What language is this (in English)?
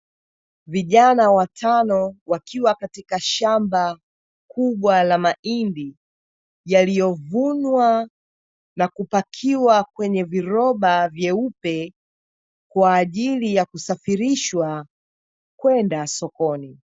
Swahili